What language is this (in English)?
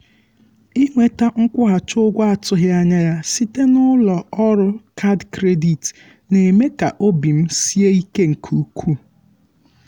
Igbo